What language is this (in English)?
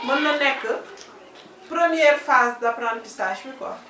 Wolof